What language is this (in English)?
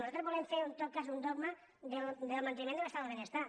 Catalan